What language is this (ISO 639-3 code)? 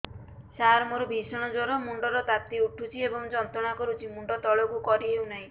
ori